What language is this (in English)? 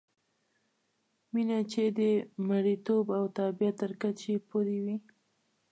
Pashto